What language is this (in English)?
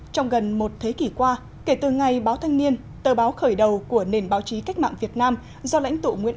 Vietnamese